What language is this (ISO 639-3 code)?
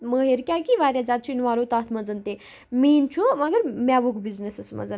kas